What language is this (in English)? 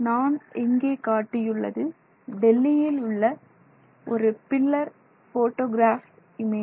Tamil